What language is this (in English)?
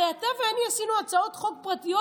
Hebrew